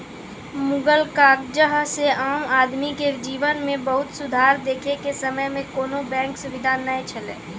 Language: Maithili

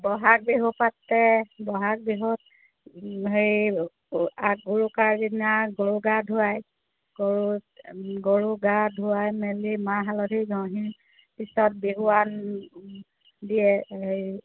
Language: Assamese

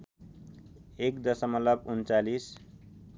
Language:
Nepali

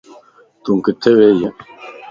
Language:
Lasi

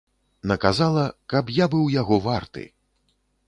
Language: Belarusian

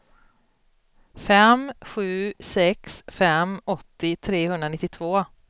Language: Swedish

